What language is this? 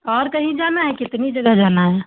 Hindi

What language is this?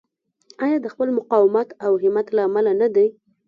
Pashto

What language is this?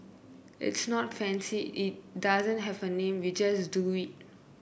English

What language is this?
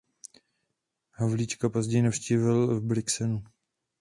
Czech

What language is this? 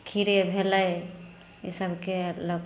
Maithili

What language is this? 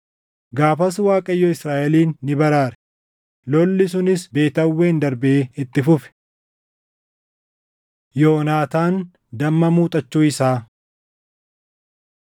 Oromo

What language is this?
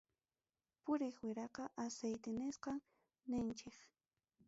Ayacucho Quechua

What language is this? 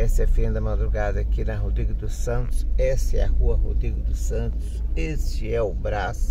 Portuguese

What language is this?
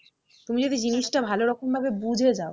Bangla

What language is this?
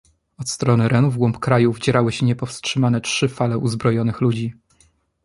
Polish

